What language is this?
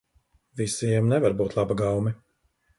Latvian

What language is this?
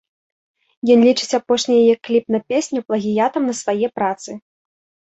Belarusian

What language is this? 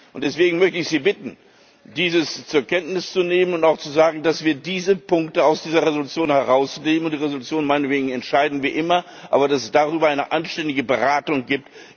German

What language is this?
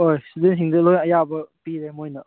Manipuri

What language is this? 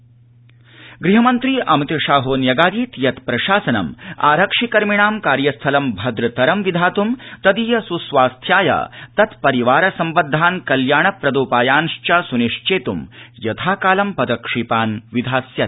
Sanskrit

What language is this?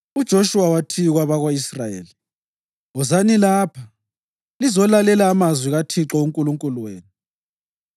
North Ndebele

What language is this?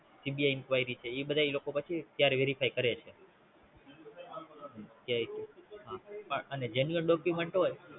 Gujarati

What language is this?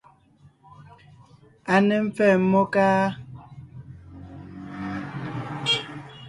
Ngiemboon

